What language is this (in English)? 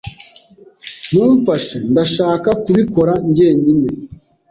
Kinyarwanda